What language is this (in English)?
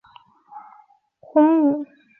Chinese